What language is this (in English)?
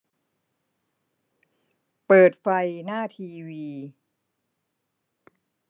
Thai